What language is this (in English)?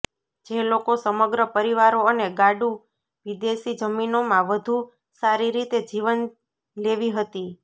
Gujarati